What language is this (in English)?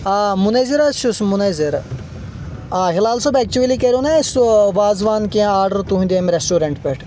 Kashmiri